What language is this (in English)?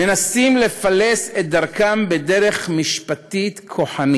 Hebrew